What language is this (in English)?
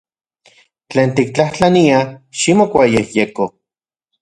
Central Puebla Nahuatl